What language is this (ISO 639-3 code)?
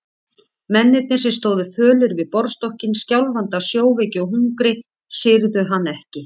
isl